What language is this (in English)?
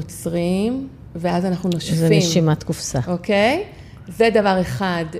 Hebrew